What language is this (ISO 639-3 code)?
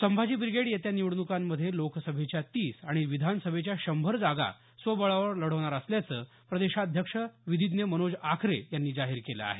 mar